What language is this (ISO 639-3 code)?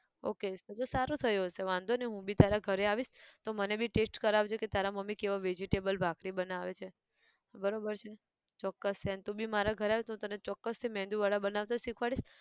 guj